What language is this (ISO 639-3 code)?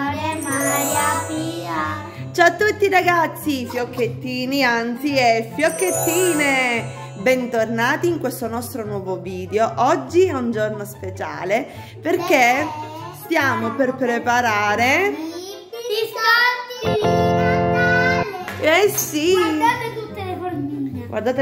ita